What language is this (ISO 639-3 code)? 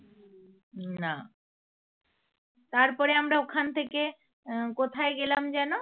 ben